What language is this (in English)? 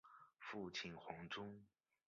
Chinese